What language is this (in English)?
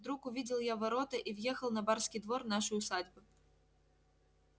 Russian